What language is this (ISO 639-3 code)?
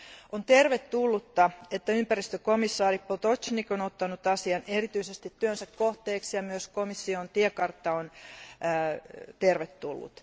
fin